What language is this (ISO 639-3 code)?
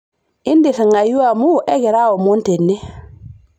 mas